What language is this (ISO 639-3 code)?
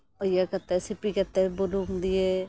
sat